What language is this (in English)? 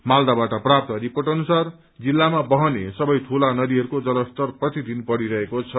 Nepali